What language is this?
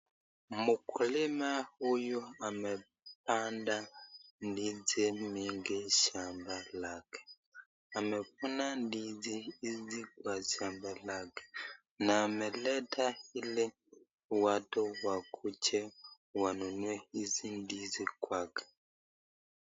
Swahili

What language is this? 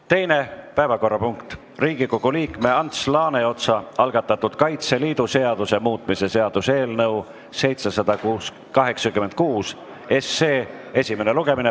Estonian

